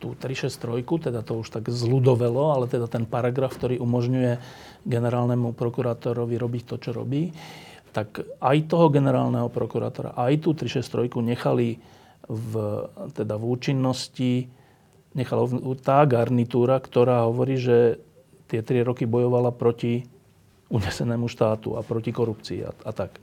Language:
Slovak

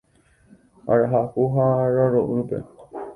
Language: Guarani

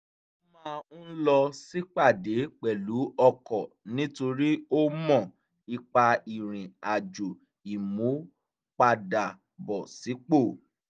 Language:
Yoruba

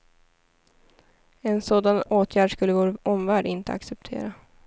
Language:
Swedish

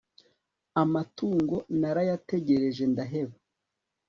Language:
Kinyarwanda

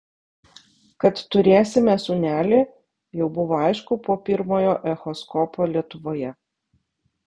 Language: Lithuanian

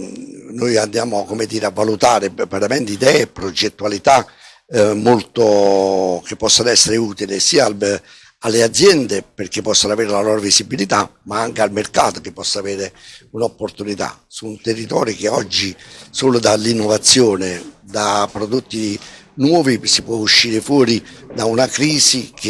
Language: Italian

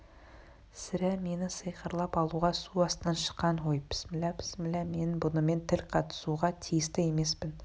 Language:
Kazakh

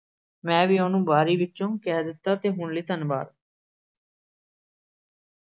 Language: Punjabi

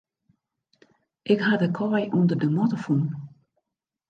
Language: Western Frisian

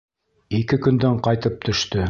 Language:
Bashkir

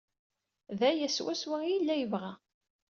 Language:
Kabyle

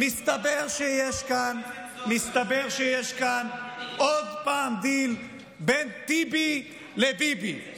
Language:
Hebrew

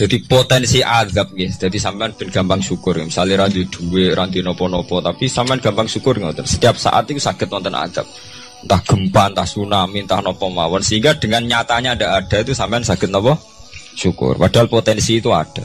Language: Indonesian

